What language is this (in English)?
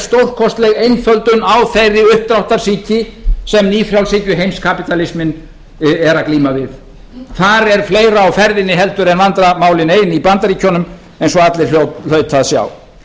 Icelandic